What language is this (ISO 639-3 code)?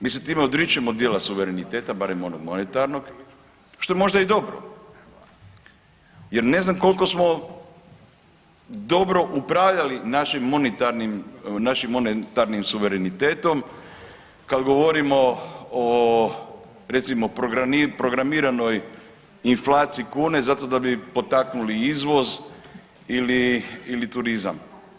hrv